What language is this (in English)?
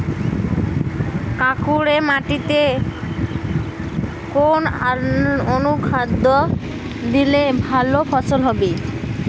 Bangla